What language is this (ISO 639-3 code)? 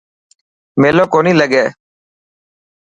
mki